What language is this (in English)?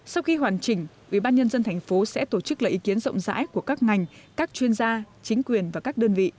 Vietnamese